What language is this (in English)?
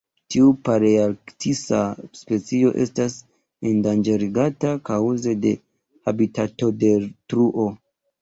Esperanto